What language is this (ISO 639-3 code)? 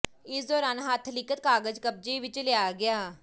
pan